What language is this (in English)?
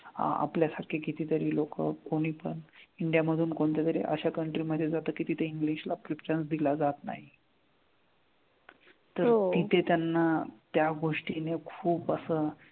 Marathi